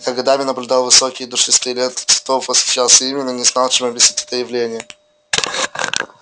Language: Russian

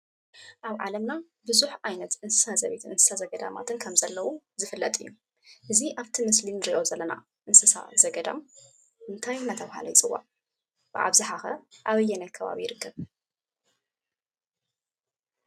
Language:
Tigrinya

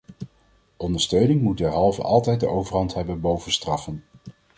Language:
Dutch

